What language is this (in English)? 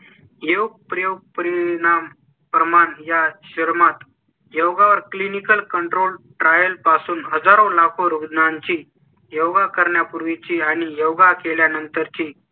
Marathi